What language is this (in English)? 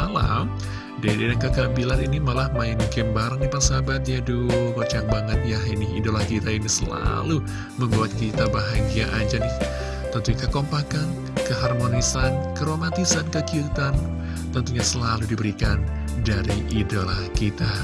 Indonesian